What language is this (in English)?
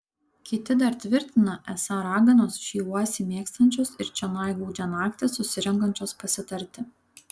Lithuanian